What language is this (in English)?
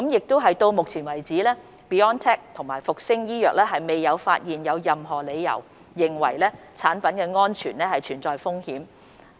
Cantonese